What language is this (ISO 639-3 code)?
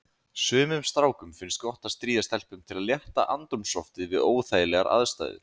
isl